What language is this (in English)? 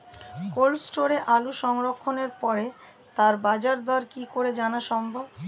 Bangla